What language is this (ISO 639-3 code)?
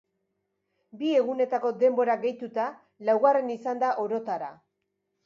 eus